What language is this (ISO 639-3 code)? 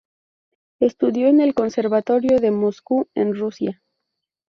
spa